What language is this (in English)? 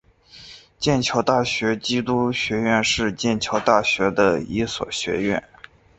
Chinese